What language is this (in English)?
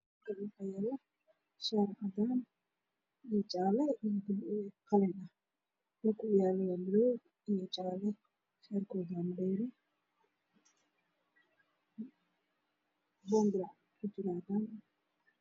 Somali